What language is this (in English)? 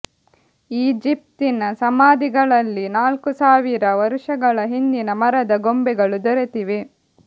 Kannada